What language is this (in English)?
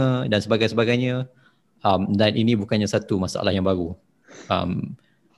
Malay